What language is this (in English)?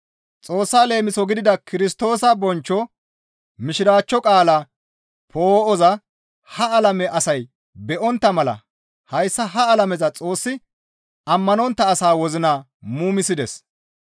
Gamo